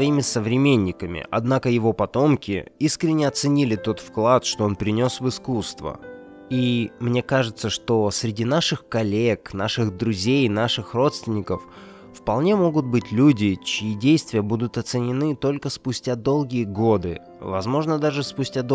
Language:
Russian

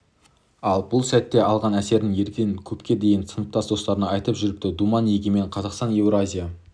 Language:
Kazakh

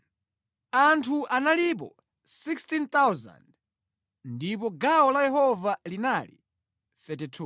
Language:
Nyanja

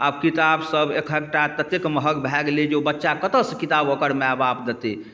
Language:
Maithili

